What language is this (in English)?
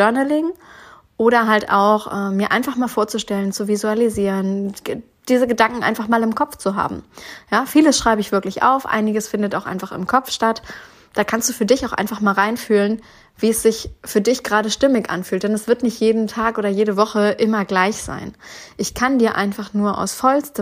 German